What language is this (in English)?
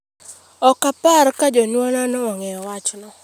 Luo (Kenya and Tanzania)